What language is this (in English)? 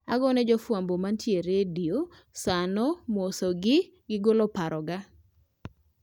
Luo (Kenya and Tanzania)